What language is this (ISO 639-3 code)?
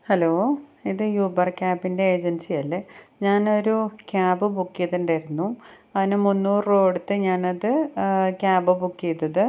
mal